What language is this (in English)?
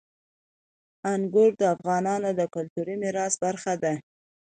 Pashto